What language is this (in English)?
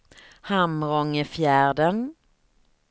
Swedish